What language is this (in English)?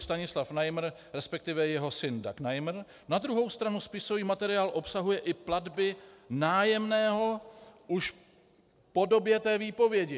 Czech